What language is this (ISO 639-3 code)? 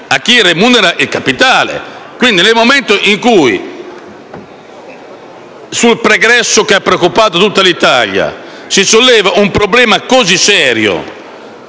ita